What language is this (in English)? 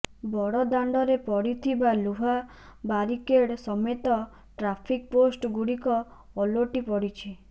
Odia